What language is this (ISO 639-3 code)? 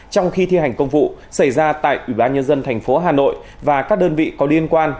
vie